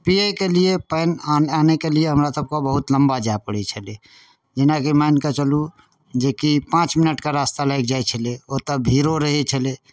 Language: Maithili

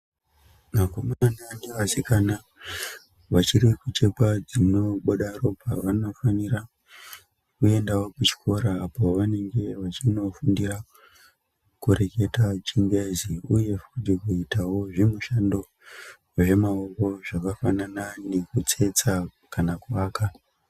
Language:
Ndau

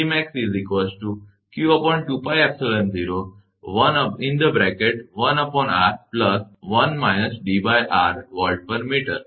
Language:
Gujarati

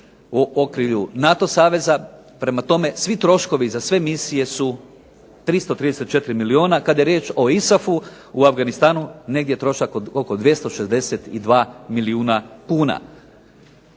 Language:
Croatian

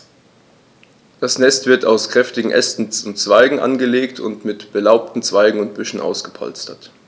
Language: German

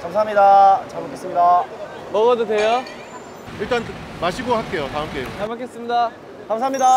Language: Korean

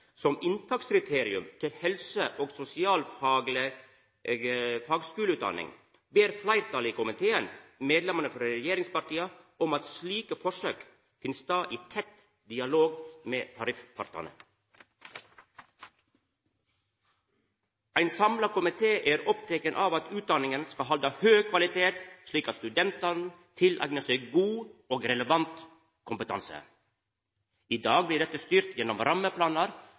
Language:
Norwegian Nynorsk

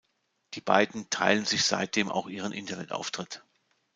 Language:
German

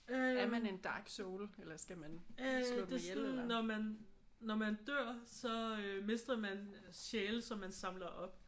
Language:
Danish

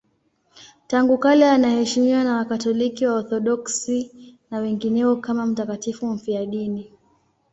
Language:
Swahili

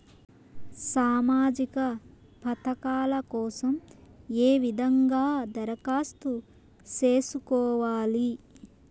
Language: Telugu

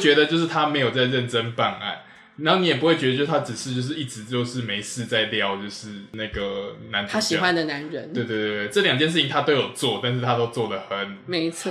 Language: Chinese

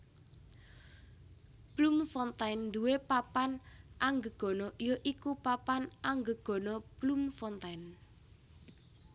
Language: Javanese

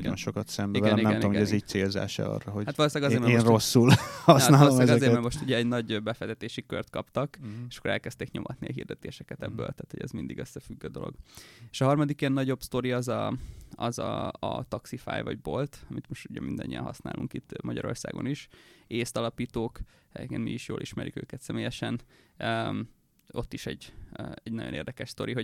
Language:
Hungarian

